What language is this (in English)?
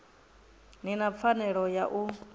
Venda